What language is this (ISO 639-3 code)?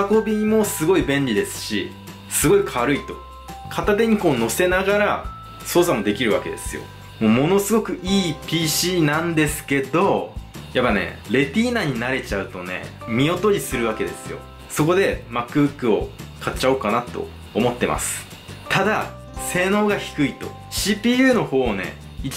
jpn